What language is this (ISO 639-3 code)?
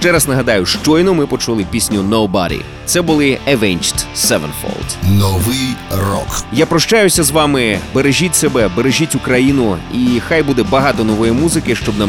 ukr